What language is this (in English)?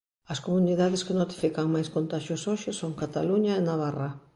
Galician